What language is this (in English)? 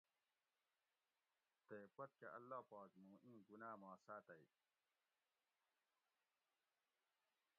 Gawri